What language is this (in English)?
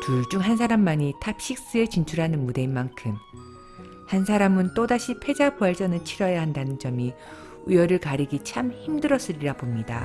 Korean